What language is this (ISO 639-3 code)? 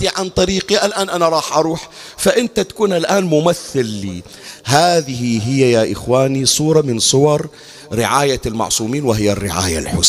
ara